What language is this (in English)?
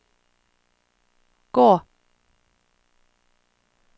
Norwegian